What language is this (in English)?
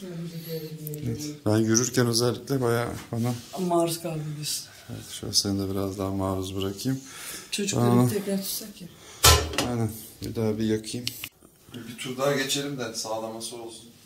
Turkish